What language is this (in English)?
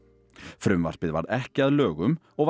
Icelandic